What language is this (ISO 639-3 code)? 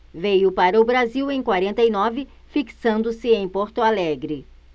por